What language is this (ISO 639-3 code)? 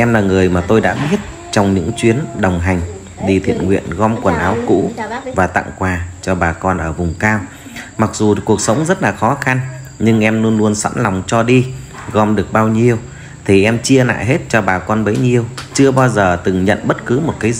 vie